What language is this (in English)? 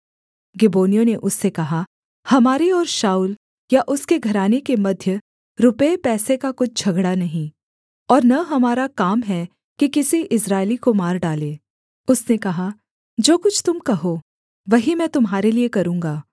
Hindi